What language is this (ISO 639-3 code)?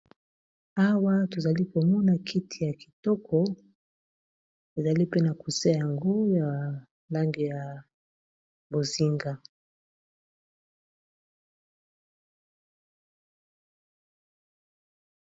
lin